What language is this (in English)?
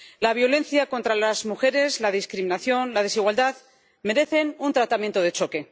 Spanish